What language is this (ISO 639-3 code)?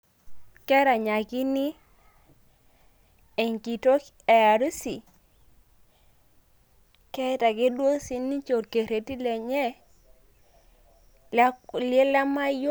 mas